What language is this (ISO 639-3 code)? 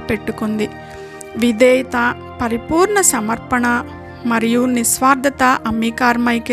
tel